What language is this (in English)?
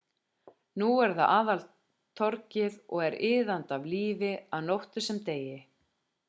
Icelandic